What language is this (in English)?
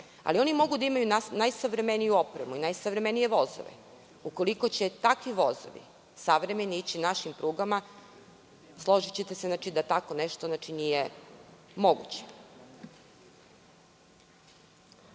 Serbian